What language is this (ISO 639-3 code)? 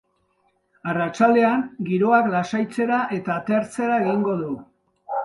eus